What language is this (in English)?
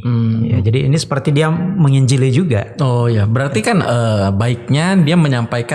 Indonesian